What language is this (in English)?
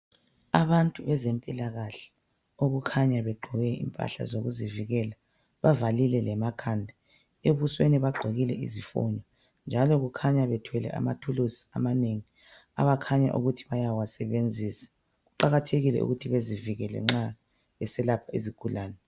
North Ndebele